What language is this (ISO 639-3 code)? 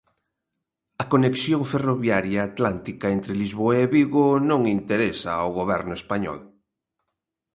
glg